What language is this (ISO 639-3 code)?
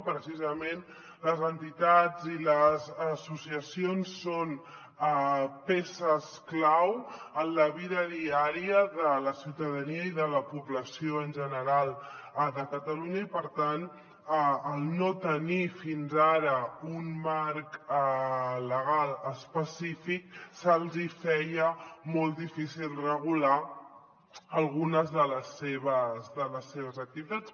cat